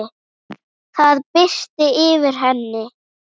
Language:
Icelandic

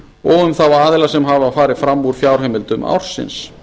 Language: Icelandic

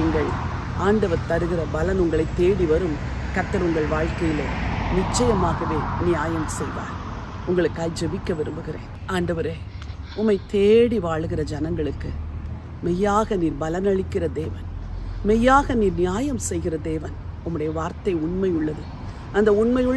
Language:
Hindi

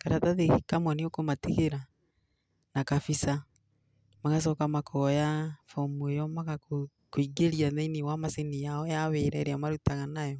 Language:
Kikuyu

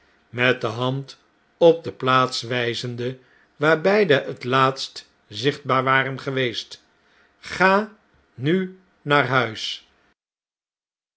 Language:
Dutch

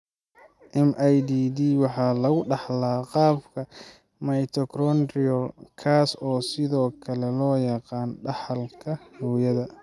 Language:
Somali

